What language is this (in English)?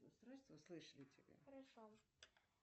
Russian